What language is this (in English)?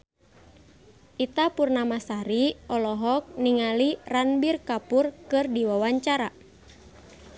Sundanese